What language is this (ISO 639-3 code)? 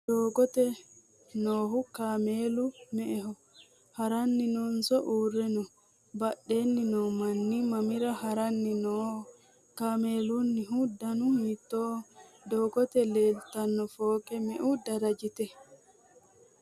sid